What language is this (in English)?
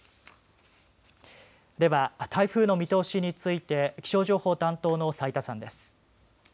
Japanese